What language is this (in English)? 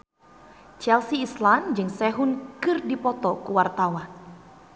Sundanese